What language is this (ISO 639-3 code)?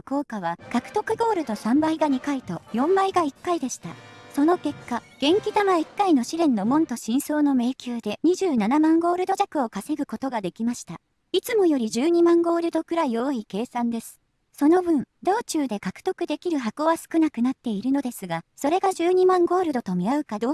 jpn